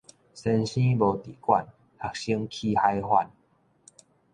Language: Min Nan Chinese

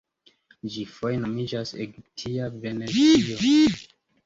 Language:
Esperanto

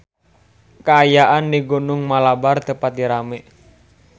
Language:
Sundanese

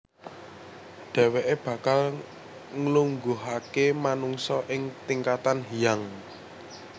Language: Javanese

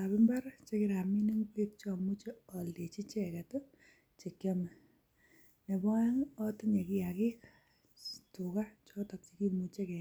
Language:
Kalenjin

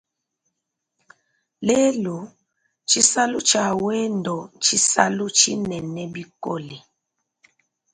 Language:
Luba-Lulua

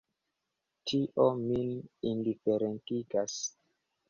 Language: Esperanto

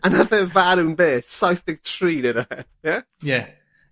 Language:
Welsh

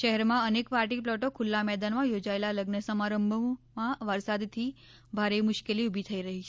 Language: Gujarati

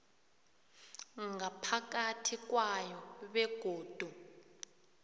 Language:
South Ndebele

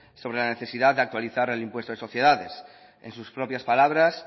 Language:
Spanish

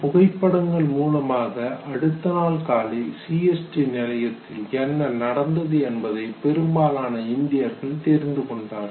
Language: Tamil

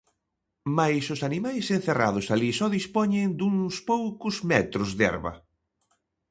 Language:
Galician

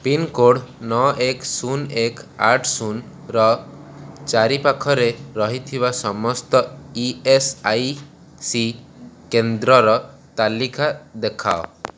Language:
Odia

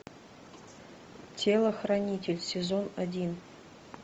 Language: Russian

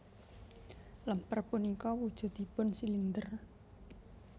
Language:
Javanese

